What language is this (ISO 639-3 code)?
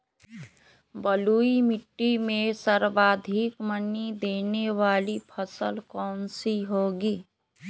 mag